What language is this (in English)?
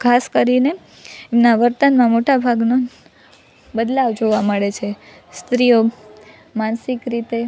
Gujarati